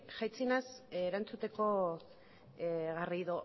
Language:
Basque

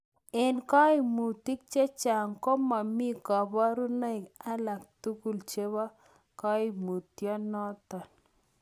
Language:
Kalenjin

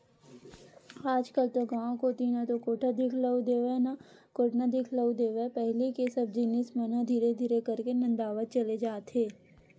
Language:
Chhattisgarhi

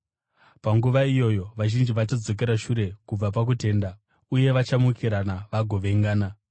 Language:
Shona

